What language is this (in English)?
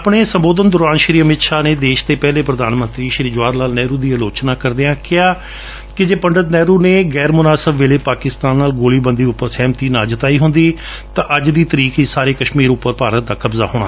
Punjabi